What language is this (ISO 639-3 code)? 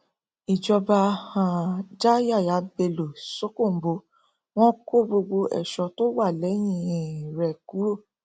yor